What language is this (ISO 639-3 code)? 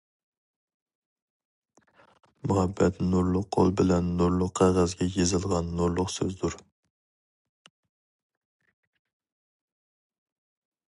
uig